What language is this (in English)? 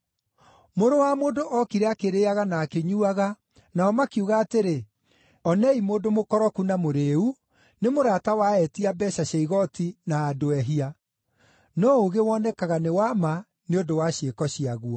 Kikuyu